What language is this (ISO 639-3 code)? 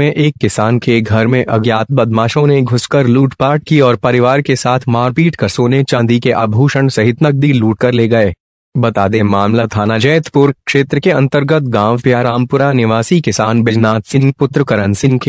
hin